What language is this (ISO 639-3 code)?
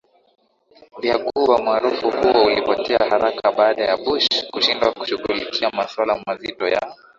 swa